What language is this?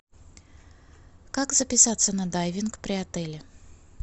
Russian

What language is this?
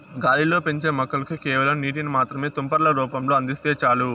Telugu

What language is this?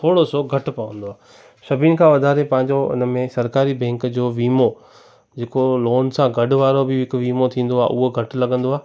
Sindhi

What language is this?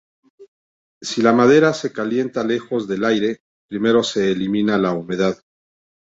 Spanish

